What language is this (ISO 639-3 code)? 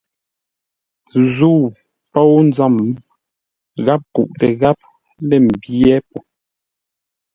nla